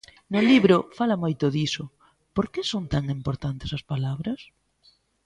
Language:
Galician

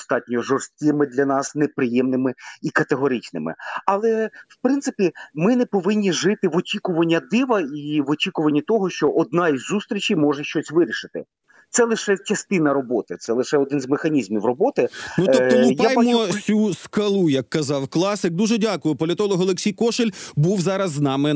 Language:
Ukrainian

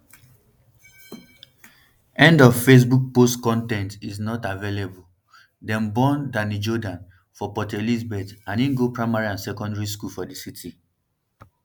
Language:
Nigerian Pidgin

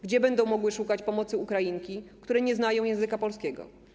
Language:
Polish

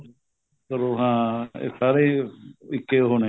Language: Punjabi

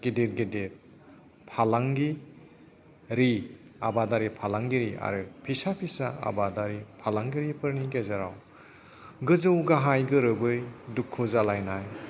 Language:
Bodo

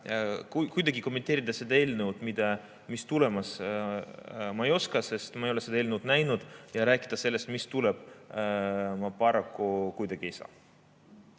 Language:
Estonian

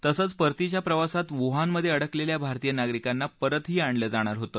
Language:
Marathi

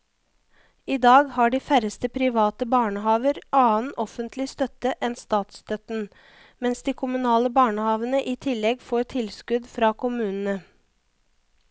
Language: Norwegian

